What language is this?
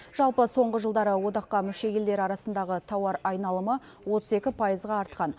Kazakh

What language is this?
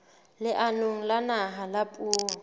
Southern Sotho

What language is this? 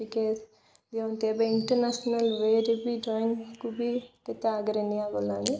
Odia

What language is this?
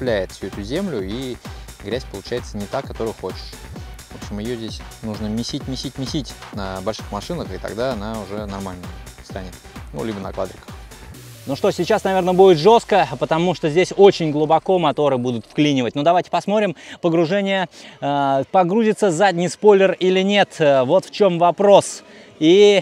Russian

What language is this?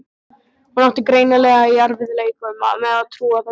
Icelandic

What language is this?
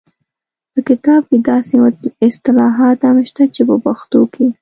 Pashto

